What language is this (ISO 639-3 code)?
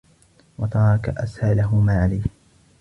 ara